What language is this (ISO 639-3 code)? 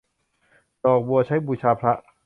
tha